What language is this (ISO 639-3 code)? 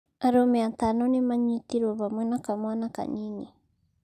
kik